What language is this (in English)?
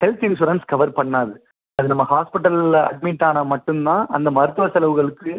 Tamil